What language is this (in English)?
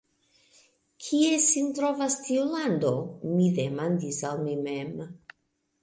Esperanto